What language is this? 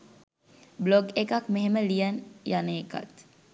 Sinhala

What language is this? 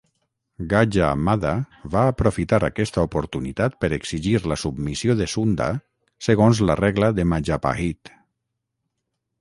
Catalan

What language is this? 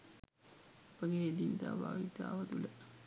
Sinhala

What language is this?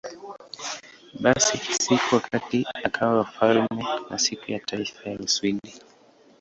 Swahili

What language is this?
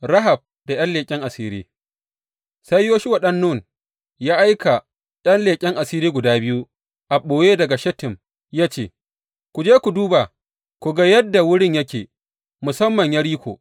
Hausa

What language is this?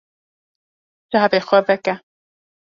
Kurdish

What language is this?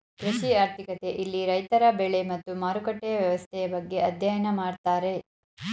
Kannada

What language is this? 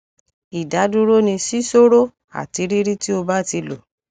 Yoruba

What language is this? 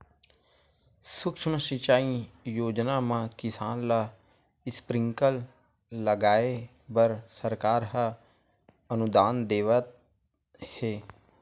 Chhattisgarhi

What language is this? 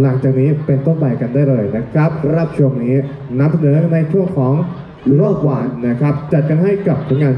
Thai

